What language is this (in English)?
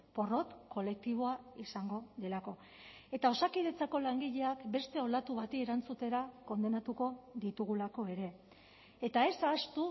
Basque